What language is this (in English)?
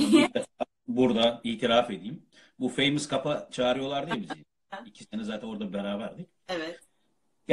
Turkish